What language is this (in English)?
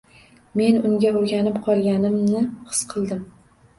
Uzbek